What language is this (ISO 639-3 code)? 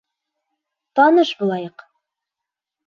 bak